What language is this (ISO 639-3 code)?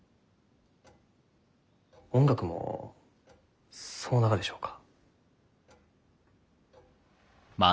jpn